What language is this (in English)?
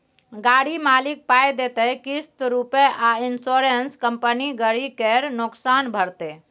Maithili